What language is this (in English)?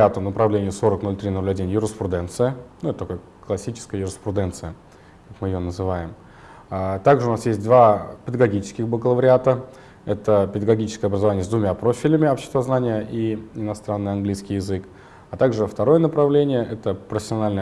Russian